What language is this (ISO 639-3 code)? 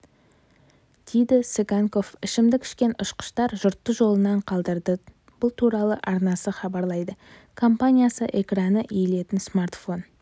kaz